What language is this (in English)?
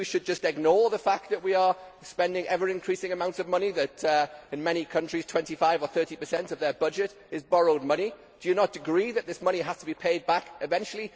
English